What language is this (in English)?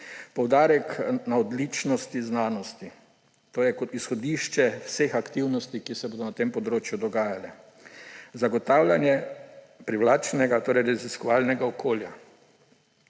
Slovenian